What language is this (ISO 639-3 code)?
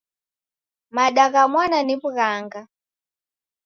dav